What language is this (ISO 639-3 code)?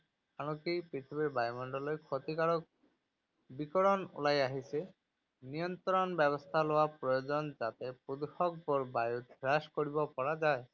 asm